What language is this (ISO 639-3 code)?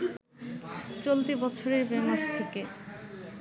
ben